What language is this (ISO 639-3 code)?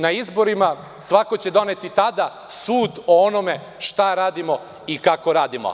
srp